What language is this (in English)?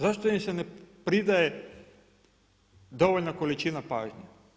Croatian